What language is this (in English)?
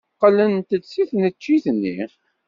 Kabyle